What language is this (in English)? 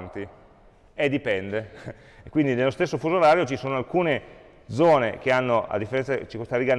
Italian